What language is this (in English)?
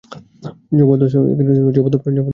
Bangla